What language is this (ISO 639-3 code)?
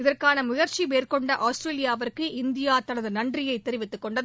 tam